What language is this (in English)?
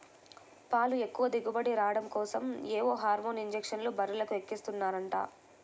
Telugu